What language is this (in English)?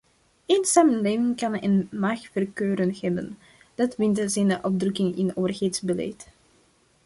Dutch